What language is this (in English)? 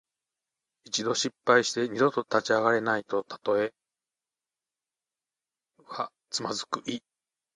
Japanese